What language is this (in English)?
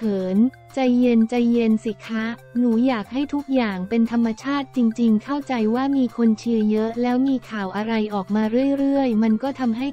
Thai